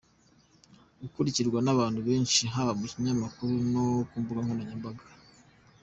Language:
Kinyarwanda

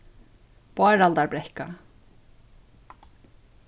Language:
Faroese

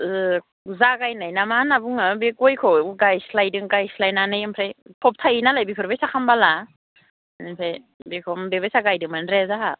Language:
Bodo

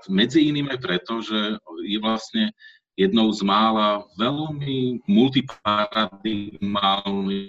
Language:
Slovak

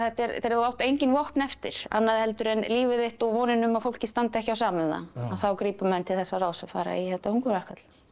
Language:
Icelandic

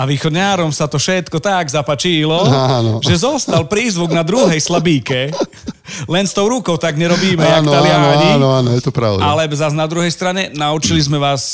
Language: Slovak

